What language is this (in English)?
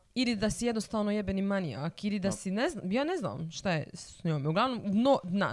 Croatian